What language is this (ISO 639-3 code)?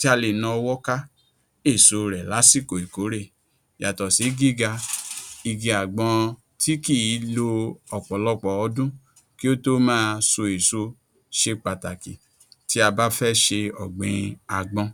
yor